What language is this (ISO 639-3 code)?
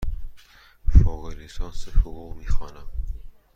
fas